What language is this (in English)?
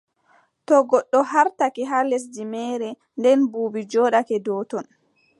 Adamawa Fulfulde